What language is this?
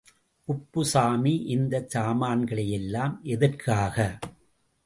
Tamil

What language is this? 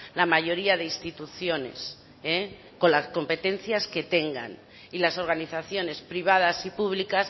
Spanish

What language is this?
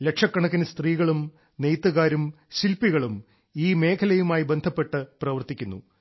Malayalam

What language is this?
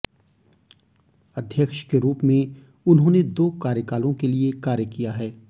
Hindi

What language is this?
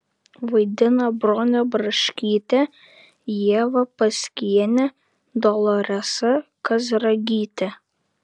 Lithuanian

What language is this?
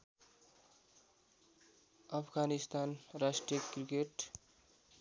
Nepali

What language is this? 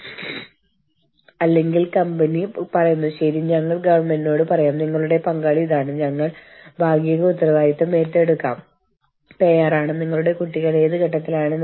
Malayalam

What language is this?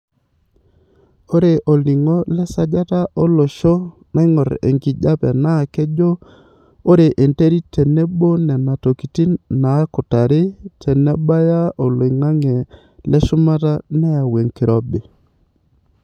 Masai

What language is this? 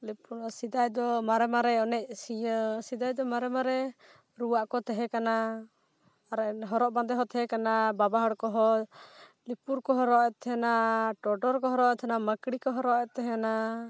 Santali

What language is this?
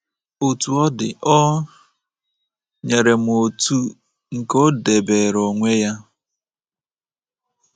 Igbo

